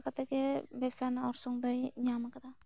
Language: Santali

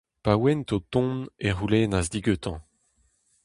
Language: Breton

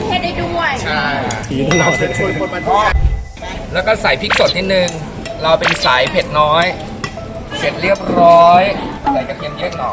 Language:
Thai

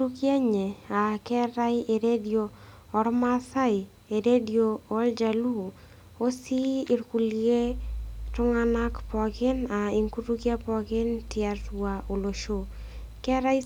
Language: Masai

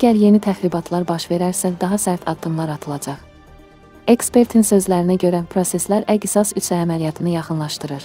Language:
Turkish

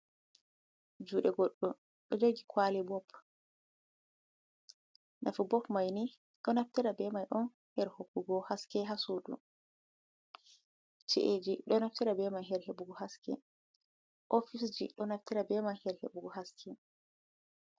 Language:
Fula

